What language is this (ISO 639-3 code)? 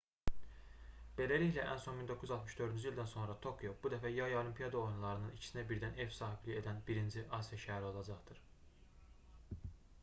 aze